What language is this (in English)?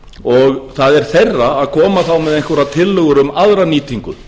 Icelandic